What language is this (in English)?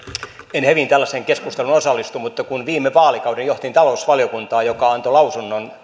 Finnish